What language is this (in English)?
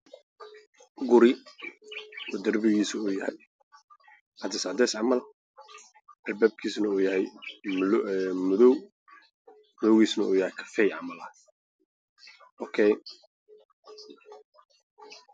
Somali